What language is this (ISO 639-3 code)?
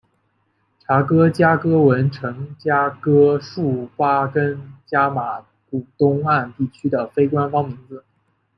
zho